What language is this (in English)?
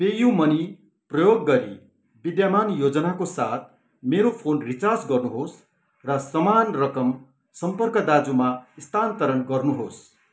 Nepali